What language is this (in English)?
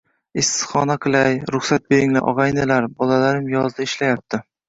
Uzbek